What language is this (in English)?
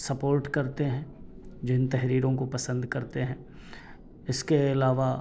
Urdu